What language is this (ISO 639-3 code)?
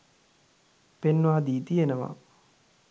sin